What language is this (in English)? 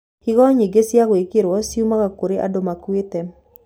Kikuyu